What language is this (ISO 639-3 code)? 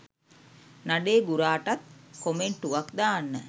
sin